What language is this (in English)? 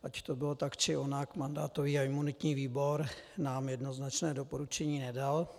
Czech